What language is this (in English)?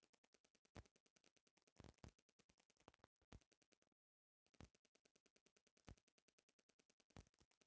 Bhojpuri